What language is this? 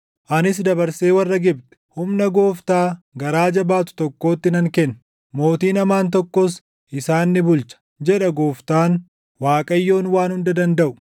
Oromo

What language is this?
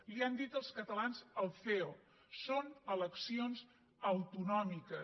Catalan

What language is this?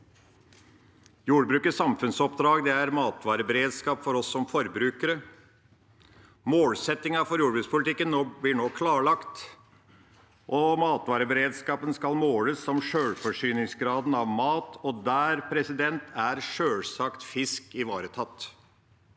Norwegian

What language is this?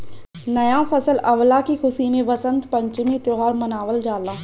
Bhojpuri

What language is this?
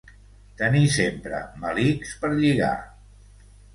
Catalan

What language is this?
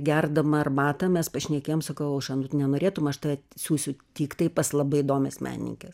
Lithuanian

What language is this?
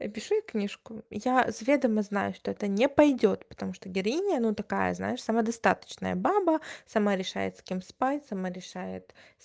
Russian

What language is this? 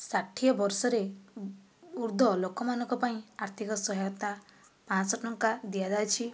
Odia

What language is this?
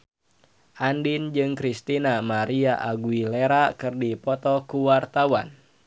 Sundanese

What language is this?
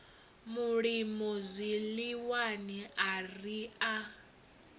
Venda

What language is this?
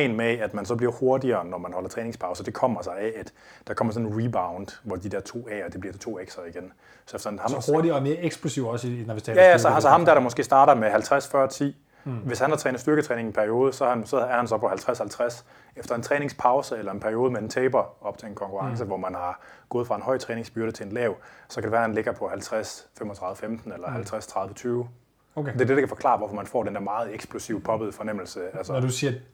Danish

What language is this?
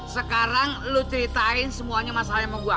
Indonesian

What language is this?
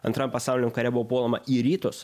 Lithuanian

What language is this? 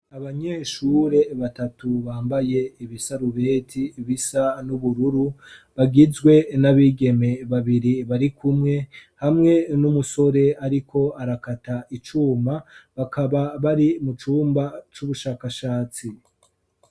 Rundi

